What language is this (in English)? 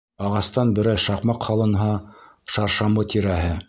Bashkir